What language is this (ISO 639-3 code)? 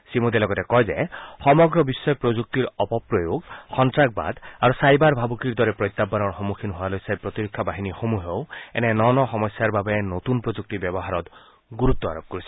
asm